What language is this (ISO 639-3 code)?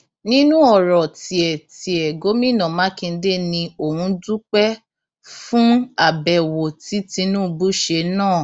yor